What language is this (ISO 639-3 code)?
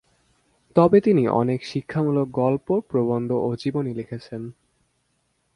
ben